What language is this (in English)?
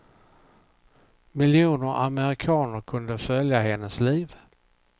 Swedish